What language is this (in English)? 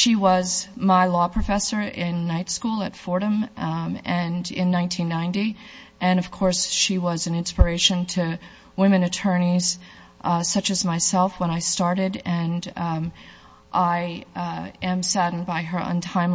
English